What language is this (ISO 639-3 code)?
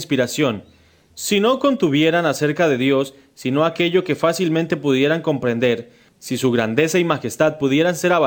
spa